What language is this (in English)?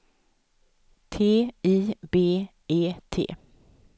Swedish